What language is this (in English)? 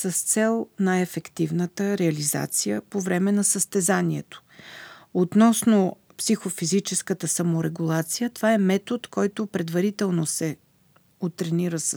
Bulgarian